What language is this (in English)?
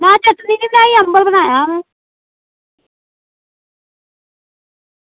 Dogri